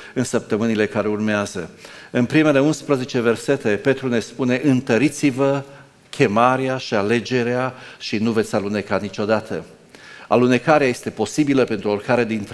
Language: Romanian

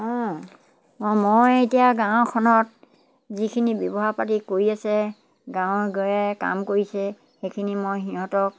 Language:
Assamese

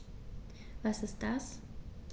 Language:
German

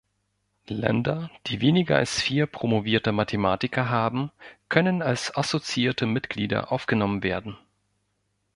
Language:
German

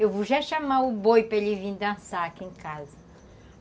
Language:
Portuguese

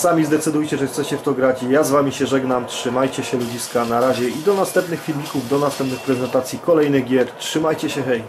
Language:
Polish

